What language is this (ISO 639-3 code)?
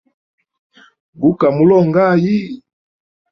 hem